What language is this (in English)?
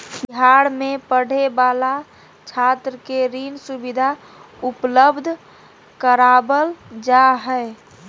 Magahi